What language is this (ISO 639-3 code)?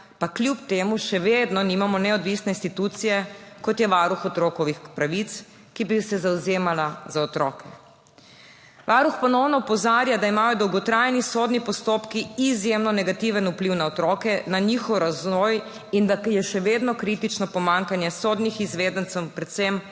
slv